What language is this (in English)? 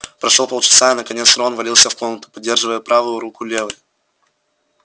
Russian